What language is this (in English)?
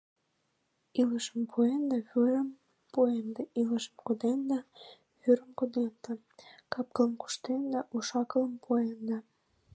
Mari